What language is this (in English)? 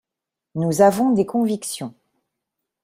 French